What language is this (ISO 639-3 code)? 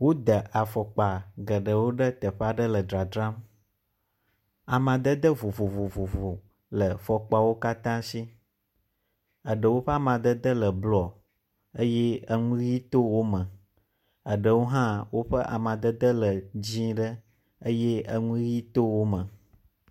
ewe